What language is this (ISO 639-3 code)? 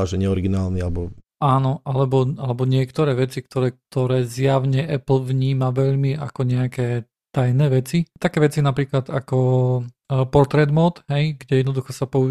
slk